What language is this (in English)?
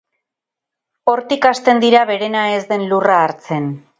Basque